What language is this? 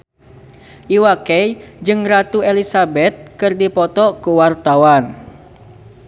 Sundanese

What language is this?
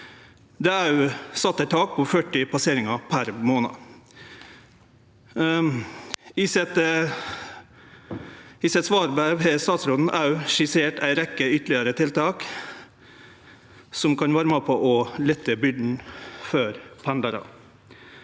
Norwegian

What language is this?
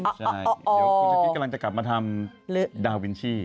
Thai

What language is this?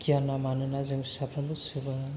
Bodo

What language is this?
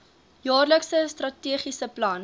Afrikaans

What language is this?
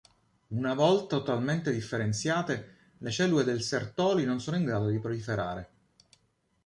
Italian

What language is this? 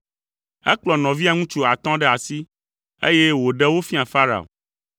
Ewe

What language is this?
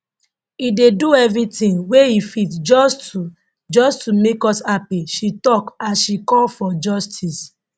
Nigerian Pidgin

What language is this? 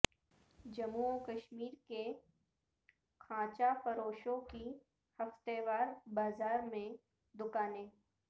Urdu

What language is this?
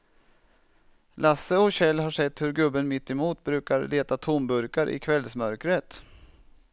Swedish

